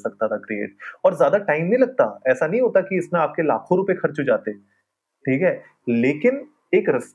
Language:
Hindi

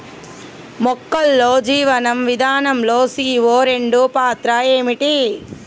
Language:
Telugu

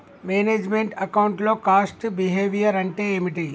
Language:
Telugu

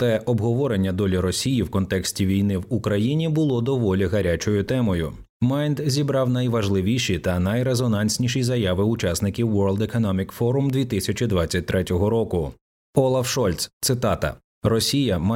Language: Ukrainian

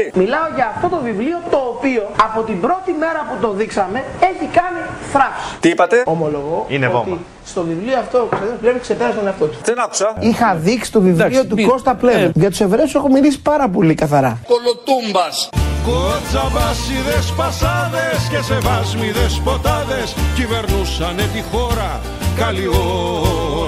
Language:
Greek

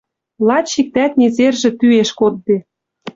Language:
Western Mari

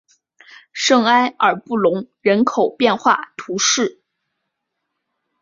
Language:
Chinese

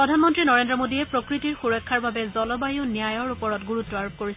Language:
Assamese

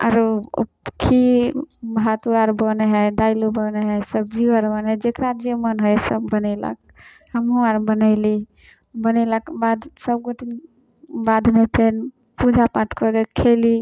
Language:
Maithili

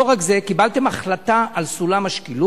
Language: Hebrew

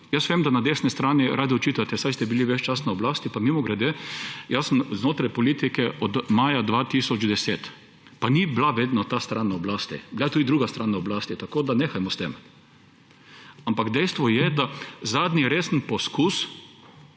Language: Slovenian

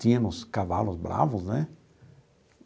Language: Portuguese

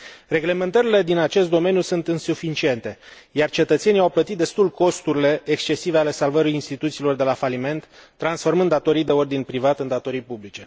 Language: Romanian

